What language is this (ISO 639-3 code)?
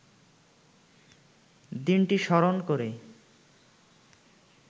ben